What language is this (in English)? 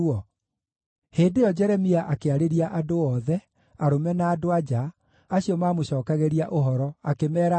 Kikuyu